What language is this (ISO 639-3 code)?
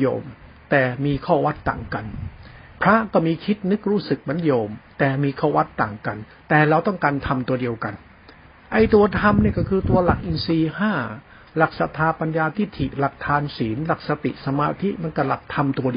tha